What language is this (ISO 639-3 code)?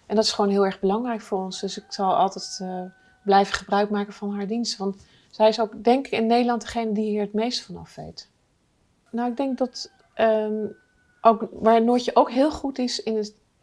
nld